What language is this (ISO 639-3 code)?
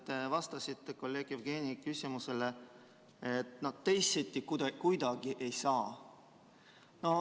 est